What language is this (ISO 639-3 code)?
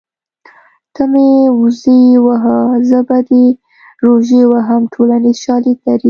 pus